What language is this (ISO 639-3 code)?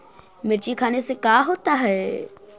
mag